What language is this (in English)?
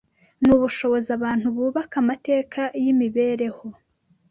Kinyarwanda